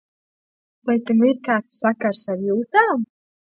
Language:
Latvian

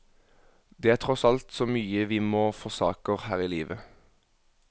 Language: Norwegian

